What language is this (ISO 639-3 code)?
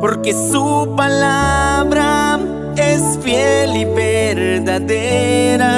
spa